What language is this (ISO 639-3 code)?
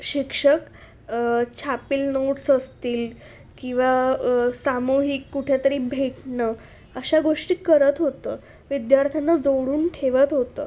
mar